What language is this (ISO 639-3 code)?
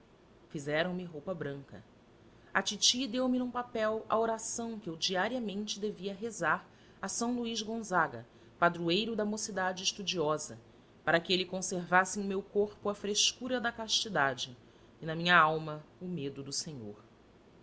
por